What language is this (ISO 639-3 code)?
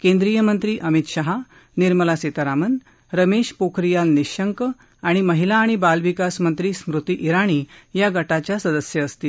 mar